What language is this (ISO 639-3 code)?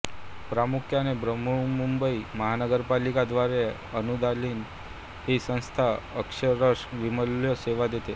mar